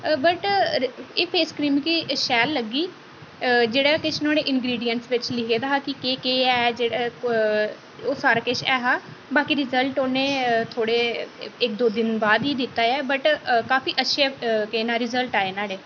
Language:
Dogri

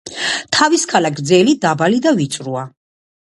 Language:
Georgian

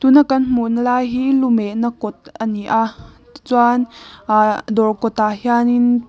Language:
Mizo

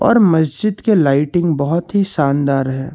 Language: Hindi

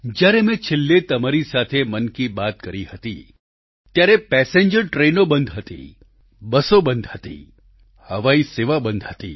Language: Gujarati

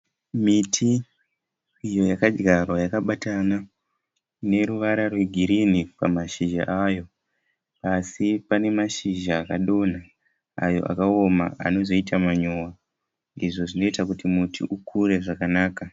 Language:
Shona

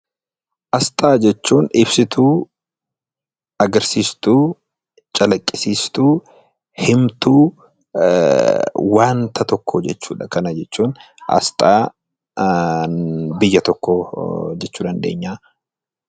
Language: Oromo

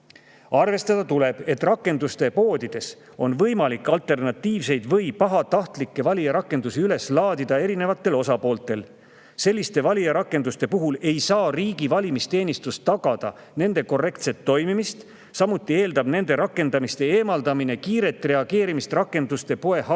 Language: Estonian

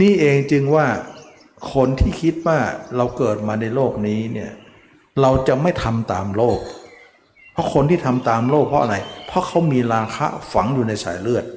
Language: Thai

